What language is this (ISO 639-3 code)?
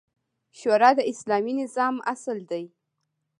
pus